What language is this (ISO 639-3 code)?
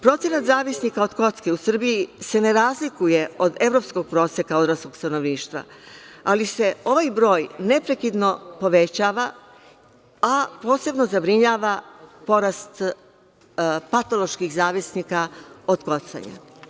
srp